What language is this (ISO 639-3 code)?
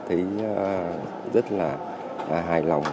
vie